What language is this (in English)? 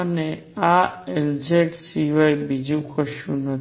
Gujarati